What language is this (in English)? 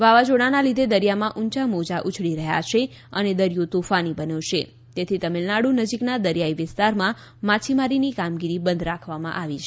Gujarati